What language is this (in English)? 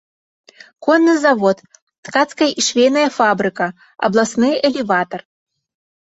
Belarusian